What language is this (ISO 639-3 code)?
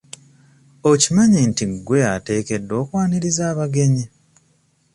lug